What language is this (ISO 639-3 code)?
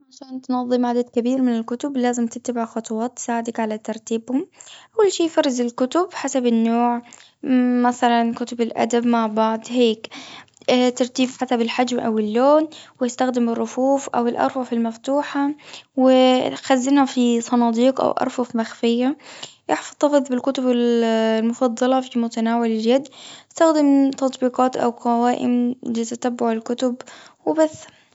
afb